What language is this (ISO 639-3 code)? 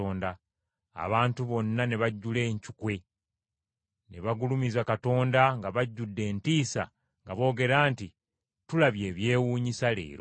lug